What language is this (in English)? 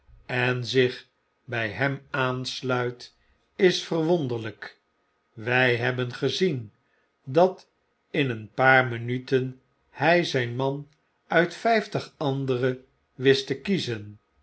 Dutch